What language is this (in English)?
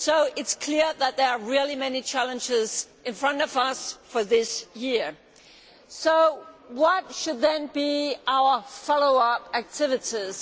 English